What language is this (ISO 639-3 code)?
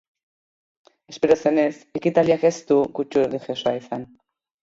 eus